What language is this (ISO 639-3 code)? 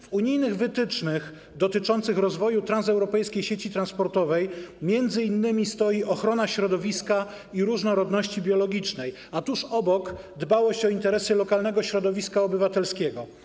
pol